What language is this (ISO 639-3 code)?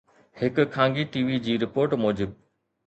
snd